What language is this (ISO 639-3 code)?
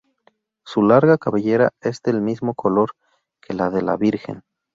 spa